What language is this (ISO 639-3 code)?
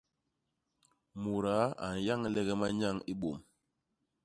bas